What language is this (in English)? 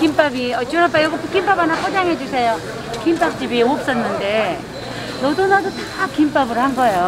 Korean